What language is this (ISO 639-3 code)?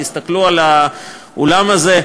heb